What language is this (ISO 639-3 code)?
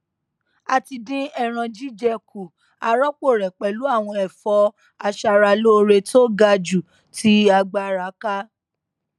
yor